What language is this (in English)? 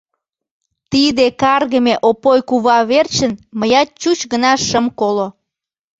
Mari